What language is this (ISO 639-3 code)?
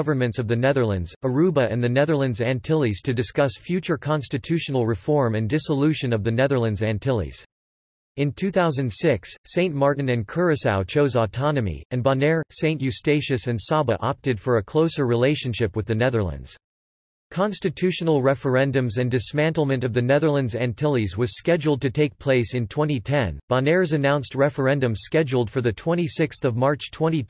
eng